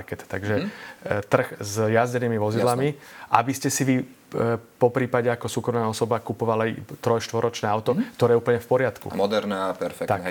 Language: Slovak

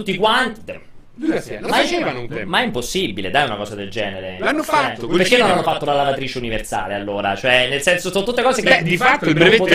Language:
Italian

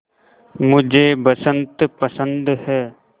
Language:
Hindi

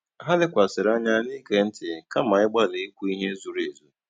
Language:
Igbo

